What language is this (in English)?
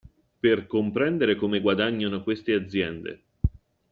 Italian